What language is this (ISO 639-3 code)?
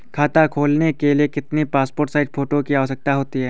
hin